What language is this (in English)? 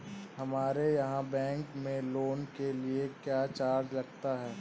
Hindi